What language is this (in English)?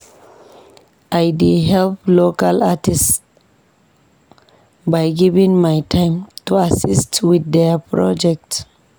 Nigerian Pidgin